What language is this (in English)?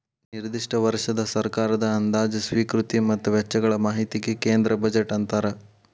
Kannada